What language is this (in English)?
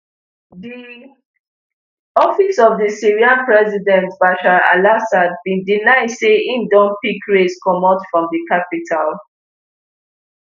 Nigerian Pidgin